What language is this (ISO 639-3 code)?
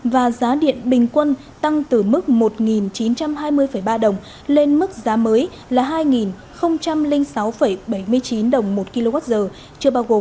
vie